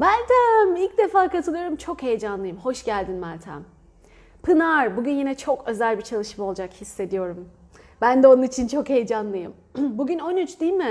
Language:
Turkish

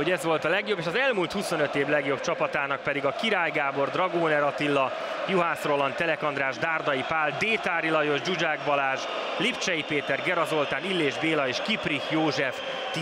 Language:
Hungarian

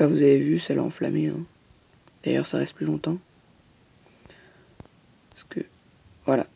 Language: French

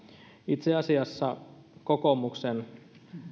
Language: Finnish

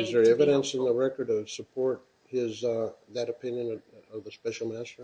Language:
English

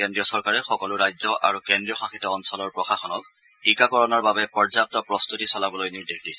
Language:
Assamese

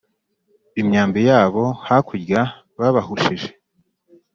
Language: Kinyarwanda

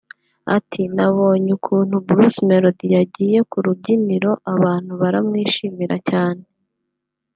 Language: Kinyarwanda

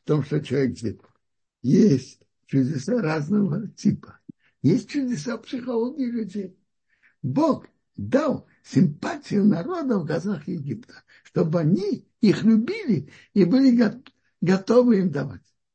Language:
Russian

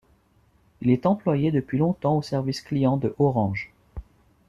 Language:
French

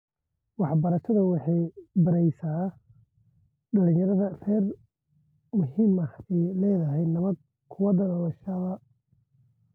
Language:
Somali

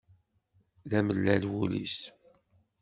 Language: Kabyle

